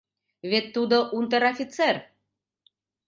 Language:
Mari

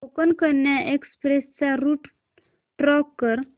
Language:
Marathi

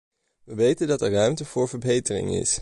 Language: Dutch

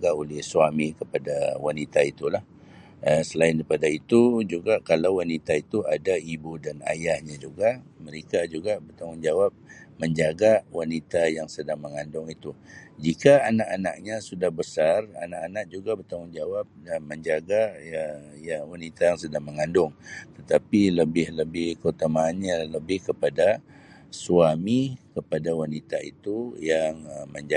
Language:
Sabah Malay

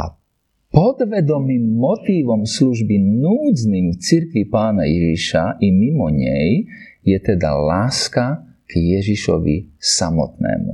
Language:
Slovak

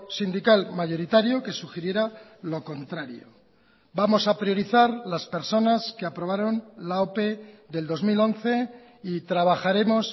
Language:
Spanish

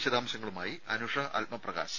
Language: Malayalam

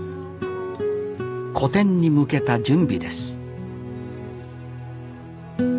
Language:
Japanese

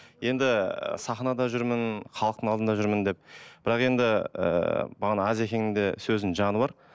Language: Kazakh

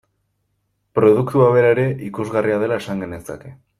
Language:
Basque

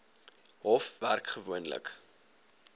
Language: Afrikaans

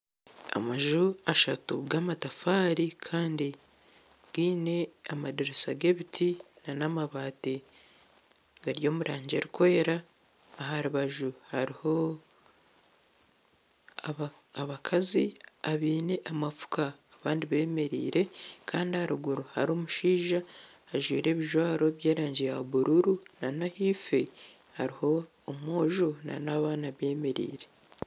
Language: Nyankole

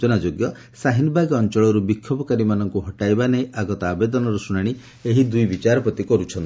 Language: Odia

